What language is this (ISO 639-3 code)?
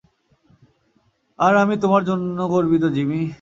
ben